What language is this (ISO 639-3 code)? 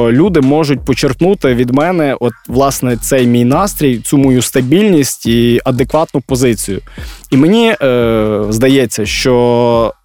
ukr